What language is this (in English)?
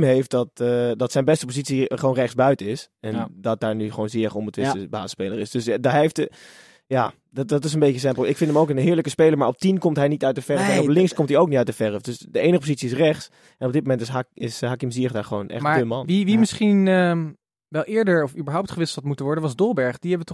Dutch